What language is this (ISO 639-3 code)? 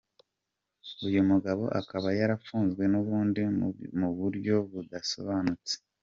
kin